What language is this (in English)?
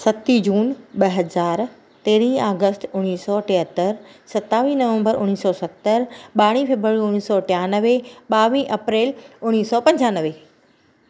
Sindhi